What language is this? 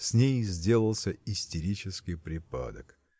Russian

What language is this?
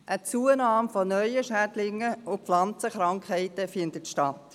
Swiss German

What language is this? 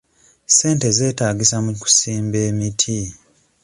Ganda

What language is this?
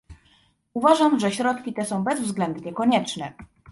Polish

